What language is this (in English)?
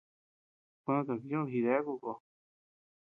Tepeuxila Cuicatec